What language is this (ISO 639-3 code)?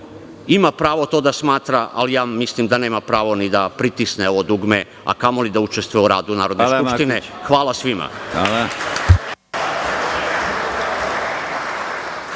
srp